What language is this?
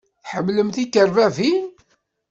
Kabyle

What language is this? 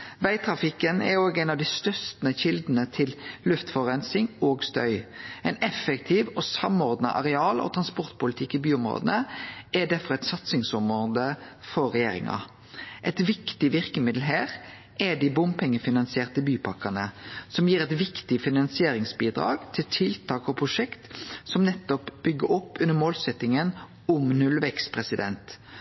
Norwegian Nynorsk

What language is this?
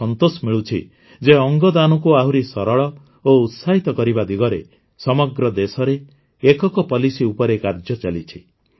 Odia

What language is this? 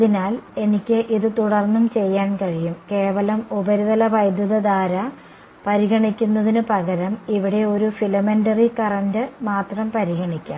Malayalam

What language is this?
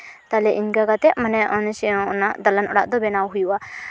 Santali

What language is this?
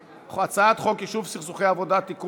Hebrew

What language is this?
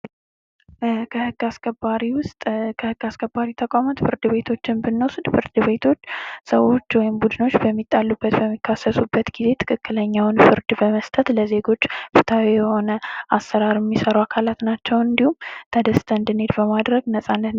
Amharic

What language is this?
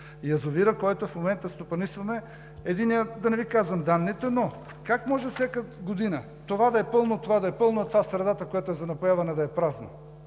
Bulgarian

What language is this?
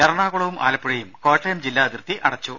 Malayalam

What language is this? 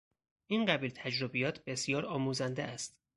Persian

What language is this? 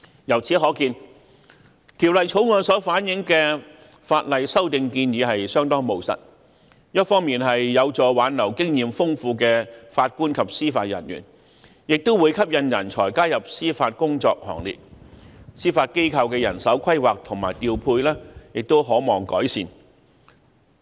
Cantonese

